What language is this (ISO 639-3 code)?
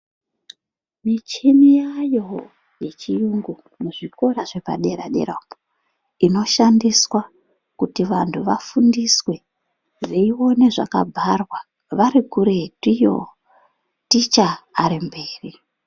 ndc